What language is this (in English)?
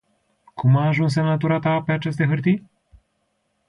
Romanian